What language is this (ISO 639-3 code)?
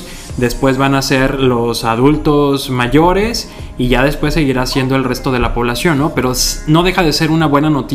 spa